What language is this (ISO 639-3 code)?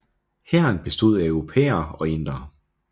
dan